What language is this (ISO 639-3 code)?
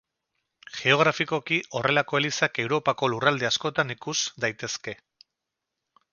eus